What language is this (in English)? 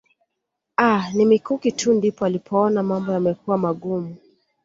Swahili